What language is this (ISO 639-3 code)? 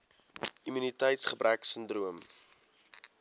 afr